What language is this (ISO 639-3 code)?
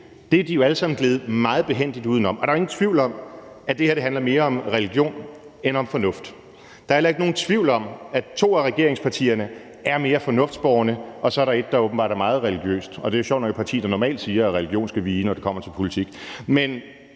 dan